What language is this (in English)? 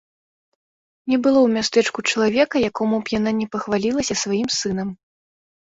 Belarusian